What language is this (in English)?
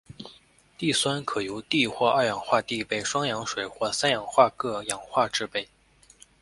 Chinese